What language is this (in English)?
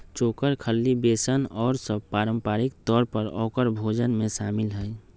Magahi